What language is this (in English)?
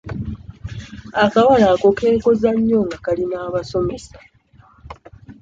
Ganda